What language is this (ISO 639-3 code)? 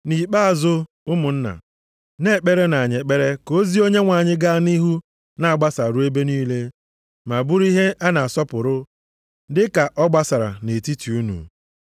ibo